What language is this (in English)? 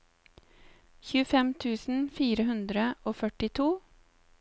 Norwegian